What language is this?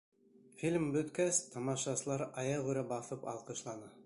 Bashkir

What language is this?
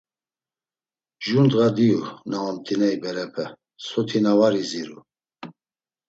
Laz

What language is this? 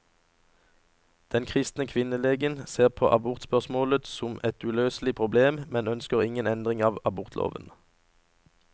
Norwegian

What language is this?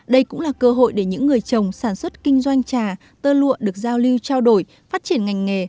Vietnamese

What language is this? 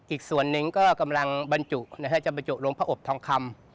Thai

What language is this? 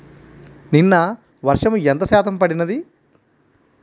Telugu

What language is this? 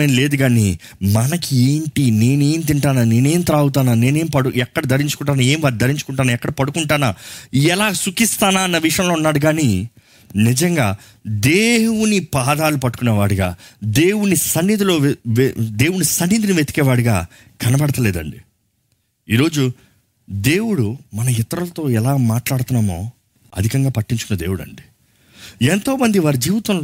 Telugu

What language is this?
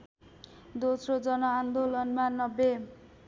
Nepali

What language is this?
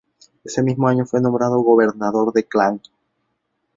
Spanish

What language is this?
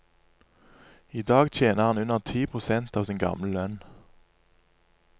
Norwegian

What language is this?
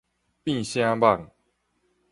Min Nan Chinese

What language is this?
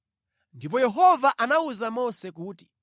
Nyanja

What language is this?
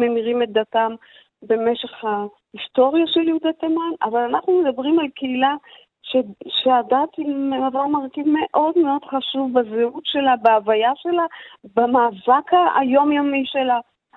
Hebrew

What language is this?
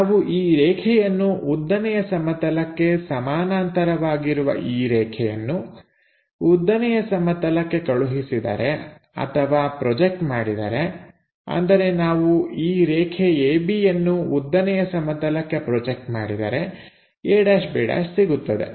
Kannada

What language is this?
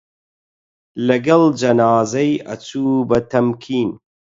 Central Kurdish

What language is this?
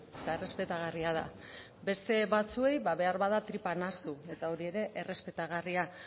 Basque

